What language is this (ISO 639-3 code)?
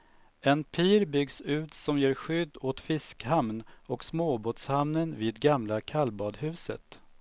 swe